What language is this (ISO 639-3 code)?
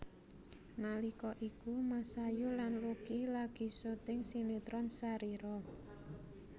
jav